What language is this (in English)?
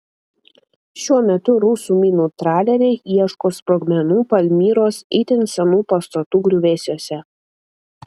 Lithuanian